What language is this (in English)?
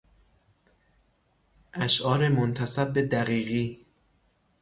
Persian